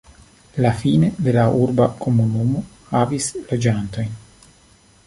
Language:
Esperanto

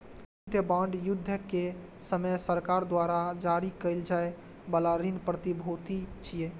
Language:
Maithili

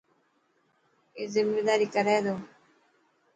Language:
Dhatki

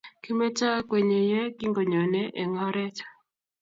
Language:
Kalenjin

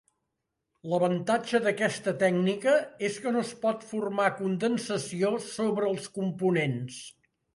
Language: Catalan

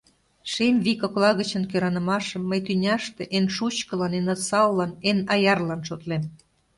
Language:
Mari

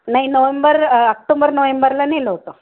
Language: Marathi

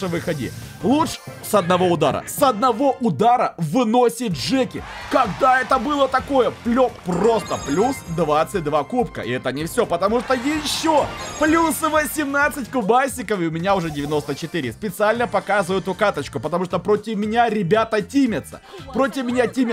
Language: Russian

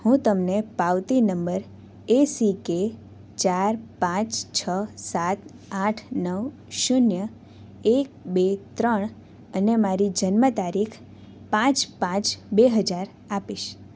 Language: Gujarati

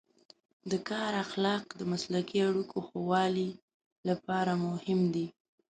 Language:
Pashto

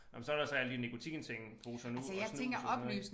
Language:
Danish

